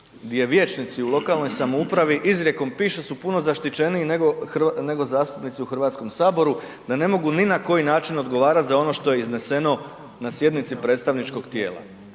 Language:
Croatian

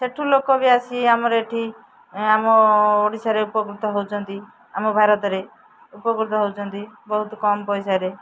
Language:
Odia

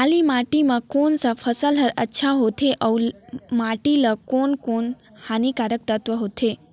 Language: Chhattisgarhi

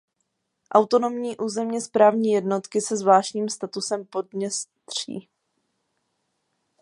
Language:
Czech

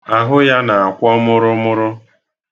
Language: Igbo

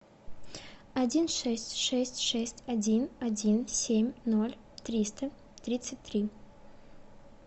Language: Russian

